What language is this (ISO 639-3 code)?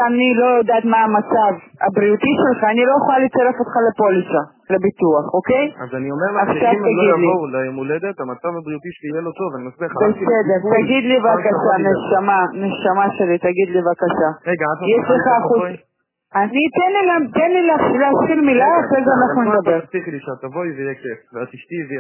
heb